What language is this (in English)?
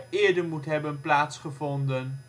Dutch